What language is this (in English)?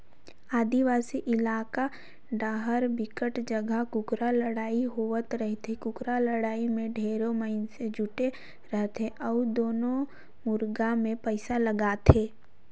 Chhattisgarhi